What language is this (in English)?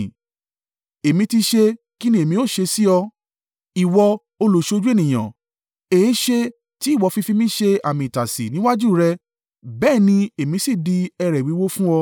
Yoruba